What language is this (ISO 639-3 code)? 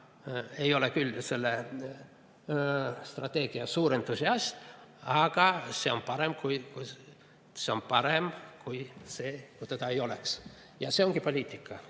est